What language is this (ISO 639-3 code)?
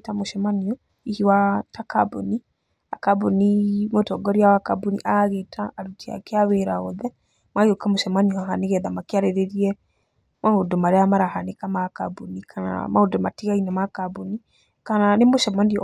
kik